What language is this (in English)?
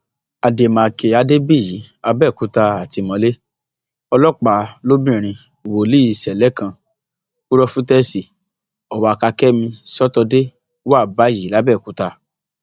Yoruba